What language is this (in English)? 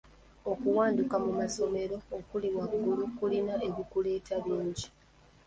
Ganda